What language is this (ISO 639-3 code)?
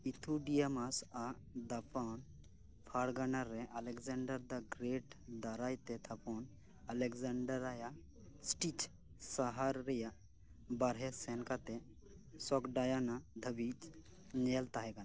sat